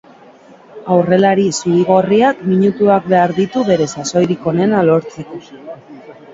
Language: Basque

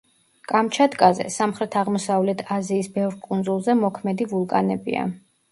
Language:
Georgian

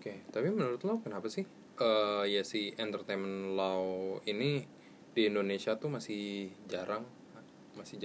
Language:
Indonesian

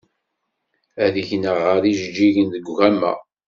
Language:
Kabyle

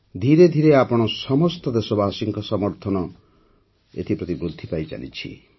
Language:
Odia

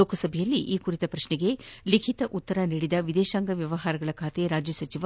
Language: Kannada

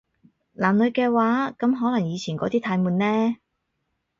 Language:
Cantonese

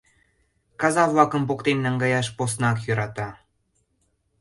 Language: Mari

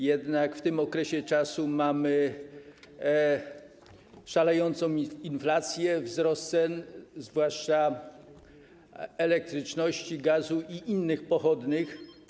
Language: Polish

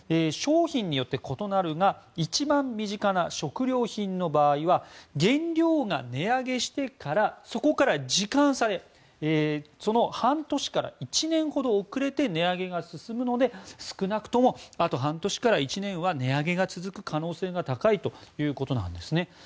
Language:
Japanese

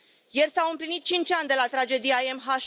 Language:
Romanian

